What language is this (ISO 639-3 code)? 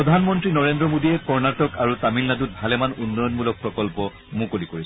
asm